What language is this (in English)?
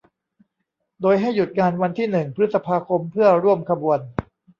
Thai